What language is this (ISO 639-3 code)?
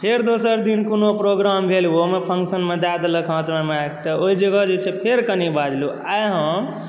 mai